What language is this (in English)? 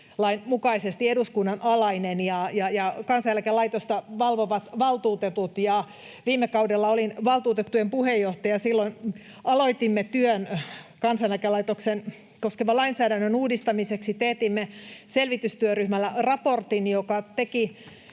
Finnish